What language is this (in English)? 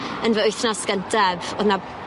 Welsh